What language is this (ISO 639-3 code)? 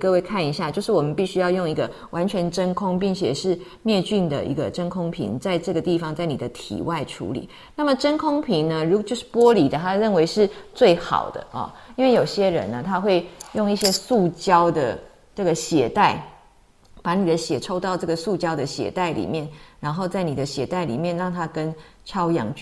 zho